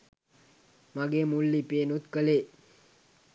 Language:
Sinhala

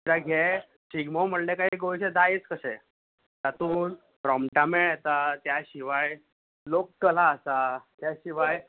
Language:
Konkani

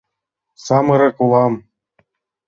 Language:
Mari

